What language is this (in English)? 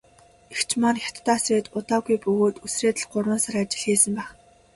Mongolian